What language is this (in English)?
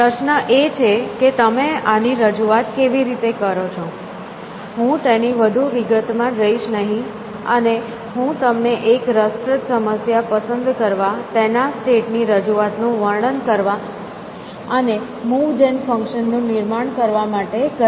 Gujarati